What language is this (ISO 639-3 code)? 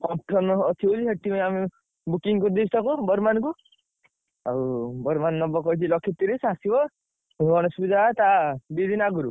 ori